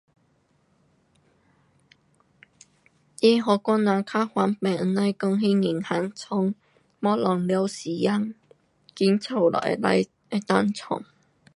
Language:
Pu-Xian Chinese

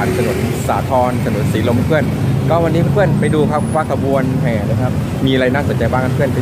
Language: Thai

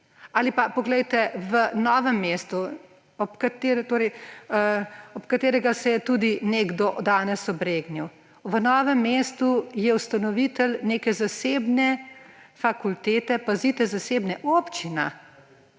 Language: Slovenian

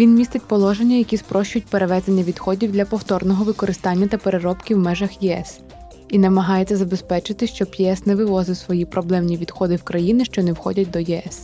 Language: Ukrainian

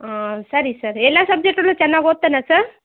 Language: Kannada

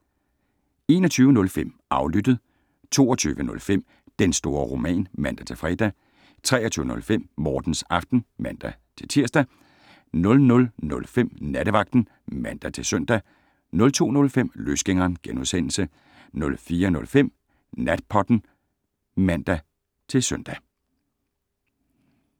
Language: Danish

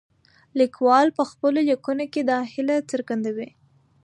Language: Pashto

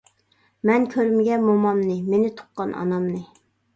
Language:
Uyghur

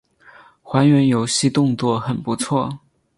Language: Chinese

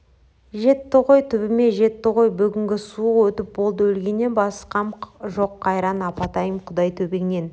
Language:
Kazakh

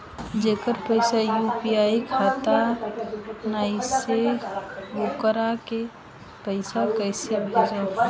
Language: Bhojpuri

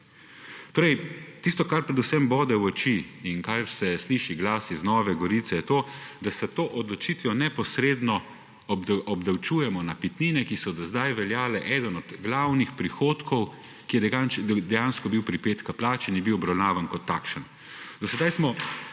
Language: Slovenian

